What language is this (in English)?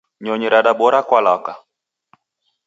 Taita